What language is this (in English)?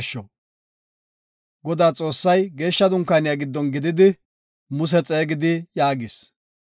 Gofa